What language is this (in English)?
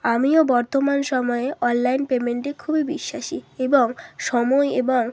Bangla